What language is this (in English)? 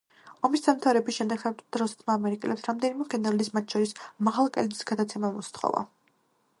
Georgian